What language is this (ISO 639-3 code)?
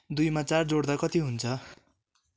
nep